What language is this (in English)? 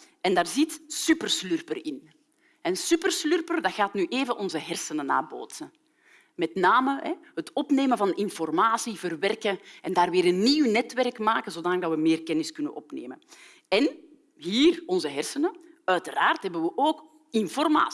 Dutch